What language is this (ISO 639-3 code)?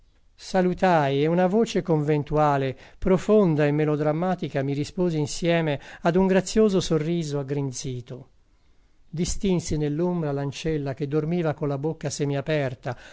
ita